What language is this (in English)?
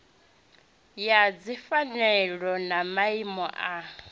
Venda